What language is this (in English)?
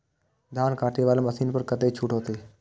Maithili